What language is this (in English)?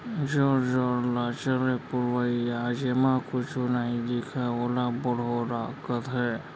Chhattisgarhi